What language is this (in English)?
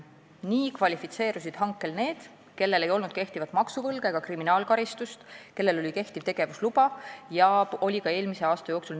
Estonian